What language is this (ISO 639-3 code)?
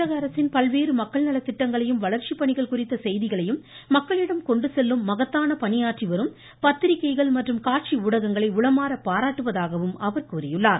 tam